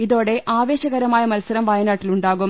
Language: Malayalam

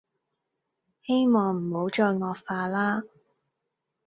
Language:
Cantonese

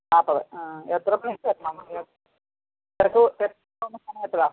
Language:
Malayalam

